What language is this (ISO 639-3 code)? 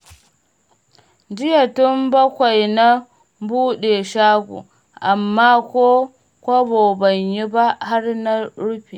hau